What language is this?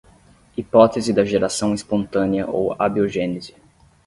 Portuguese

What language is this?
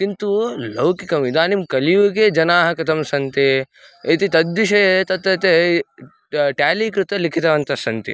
Sanskrit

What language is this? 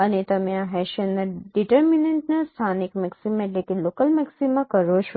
Gujarati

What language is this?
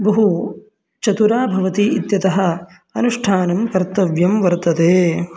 Sanskrit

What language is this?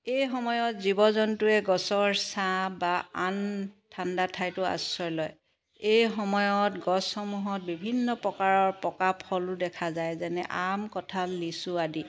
Assamese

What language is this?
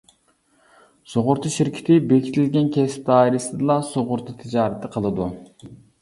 Uyghur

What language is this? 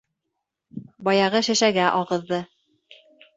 Bashkir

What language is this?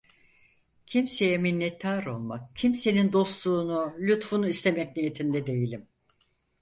Turkish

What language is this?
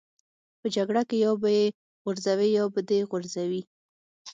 Pashto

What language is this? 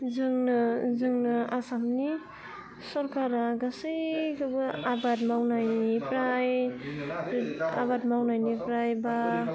Bodo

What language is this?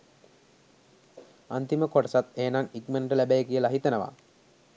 Sinhala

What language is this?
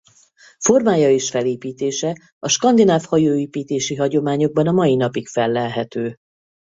Hungarian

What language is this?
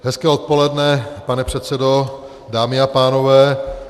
Czech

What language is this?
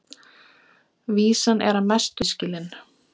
Icelandic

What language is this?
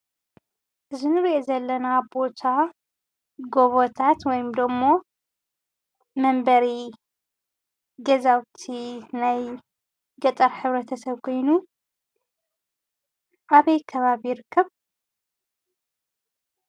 Tigrinya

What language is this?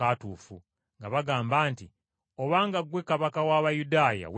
Ganda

